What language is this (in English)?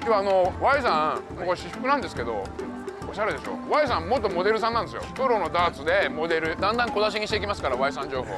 Japanese